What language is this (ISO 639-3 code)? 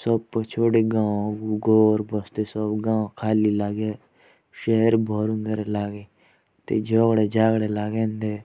jns